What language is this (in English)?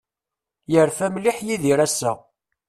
Kabyle